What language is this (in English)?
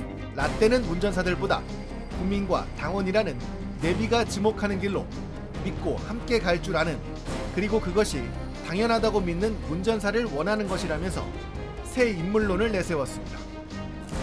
Korean